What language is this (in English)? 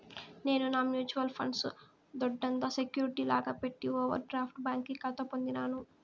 Telugu